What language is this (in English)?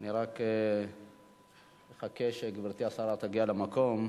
Hebrew